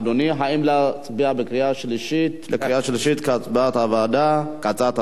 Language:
Hebrew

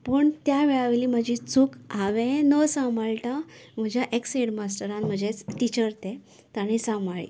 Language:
Konkani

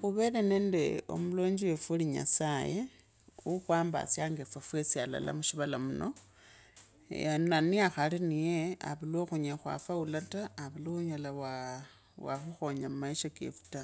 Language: Kabras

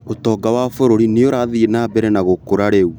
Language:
Kikuyu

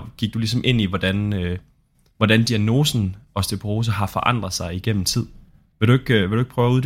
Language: Danish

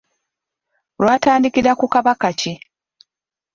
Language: Ganda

